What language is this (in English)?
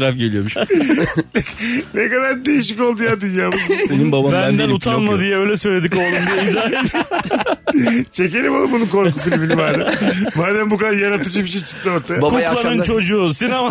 Turkish